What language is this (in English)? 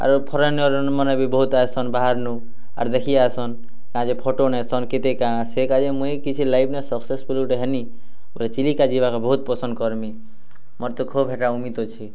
Odia